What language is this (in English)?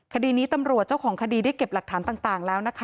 Thai